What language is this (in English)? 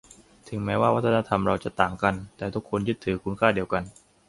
Thai